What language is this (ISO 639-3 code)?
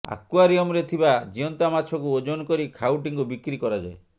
ori